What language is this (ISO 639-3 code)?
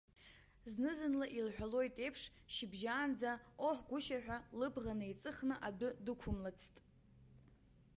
abk